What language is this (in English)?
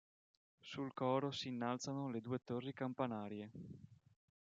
Italian